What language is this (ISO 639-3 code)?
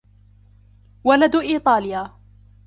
ara